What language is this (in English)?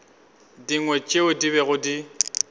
Northern Sotho